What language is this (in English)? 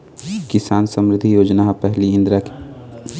Chhattisgarhi